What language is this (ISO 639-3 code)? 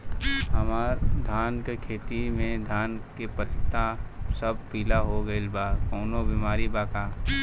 bho